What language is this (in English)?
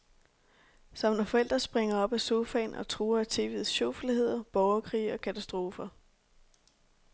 Danish